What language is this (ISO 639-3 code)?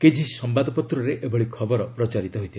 ori